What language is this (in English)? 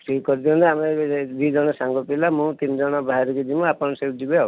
Odia